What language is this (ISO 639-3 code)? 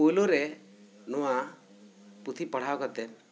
sat